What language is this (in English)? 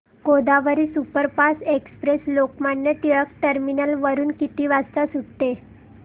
Marathi